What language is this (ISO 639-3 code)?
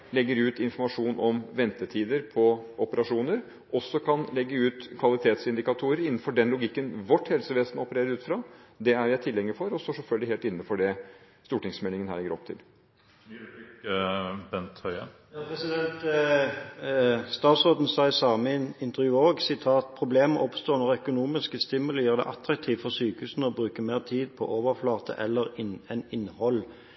nob